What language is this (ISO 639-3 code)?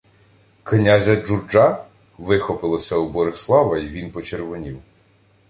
ukr